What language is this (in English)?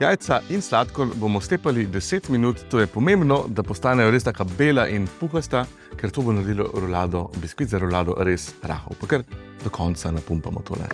Slovenian